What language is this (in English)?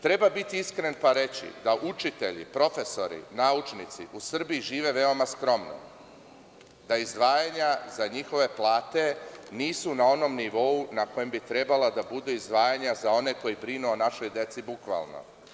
Serbian